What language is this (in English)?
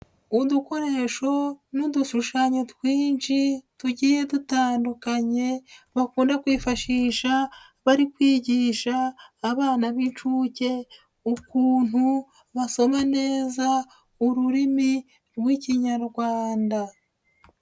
Kinyarwanda